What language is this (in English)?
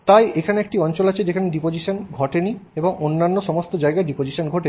Bangla